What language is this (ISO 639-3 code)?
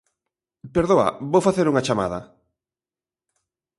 glg